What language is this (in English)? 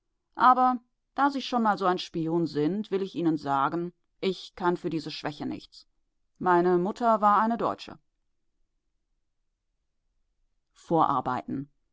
German